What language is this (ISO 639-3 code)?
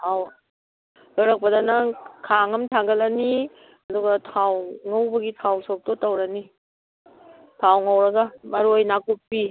mni